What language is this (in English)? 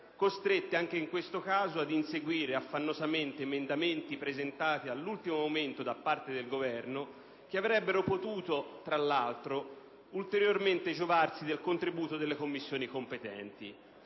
Italian